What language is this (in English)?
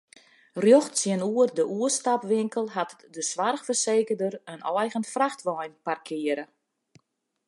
Western Frisian